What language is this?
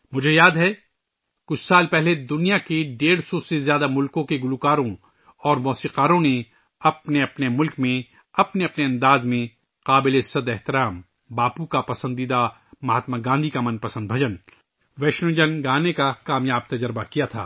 Urdu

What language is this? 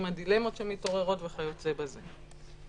Hebrew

